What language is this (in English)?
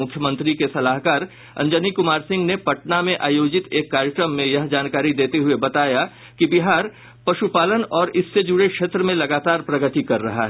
Hindi